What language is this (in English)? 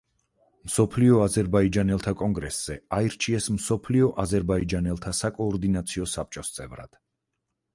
Georgian